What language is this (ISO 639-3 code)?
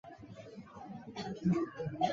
zho